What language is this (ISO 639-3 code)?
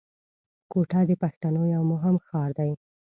pus